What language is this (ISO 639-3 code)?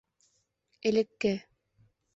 bak